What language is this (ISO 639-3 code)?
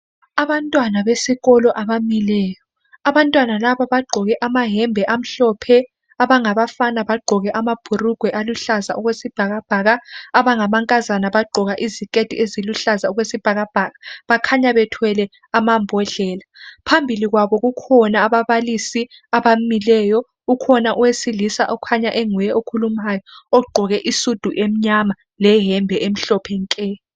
nde